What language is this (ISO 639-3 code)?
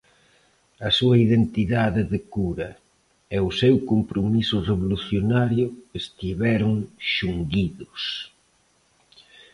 glg